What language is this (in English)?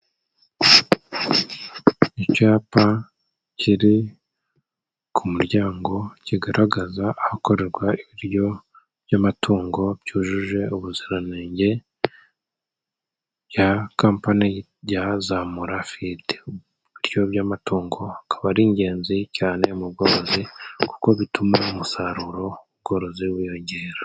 Kinyarwanda